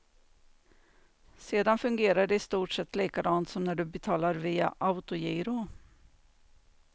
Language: Swedish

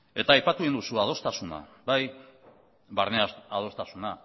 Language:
Basque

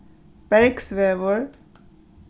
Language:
Faroese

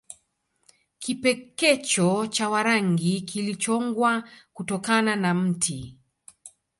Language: Swahili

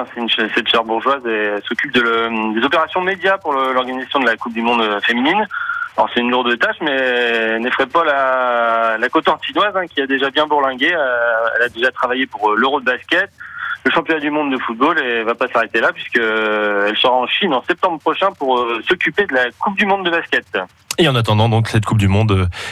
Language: French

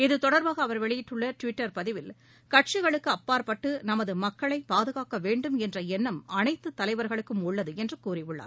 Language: Tamil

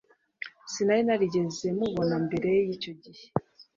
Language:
Kinyarwanda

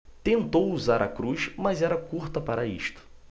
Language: Portuguese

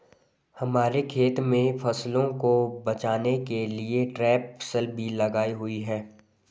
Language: Hindi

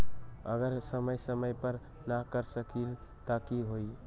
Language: Magahi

